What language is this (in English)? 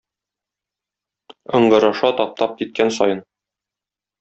Tatar